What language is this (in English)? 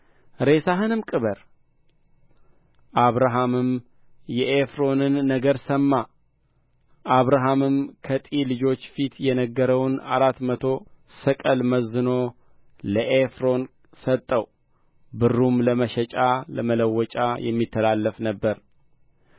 Amharic